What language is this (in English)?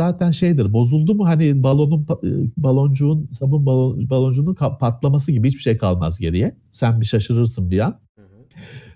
Turkish